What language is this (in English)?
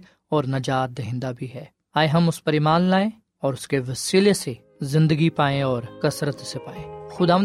Urdu